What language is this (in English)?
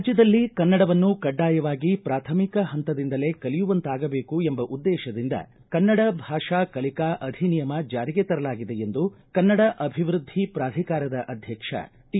Kannada